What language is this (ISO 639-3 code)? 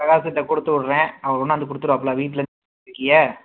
tam